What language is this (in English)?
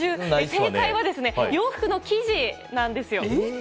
Japanese